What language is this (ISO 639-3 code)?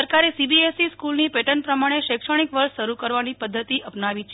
guj